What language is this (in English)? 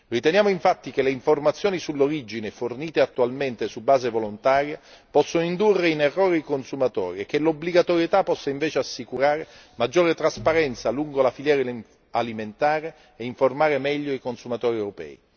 Italian